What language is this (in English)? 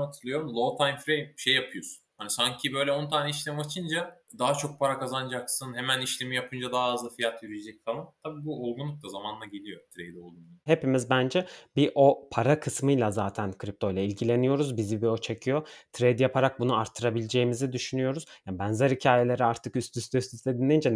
Turkish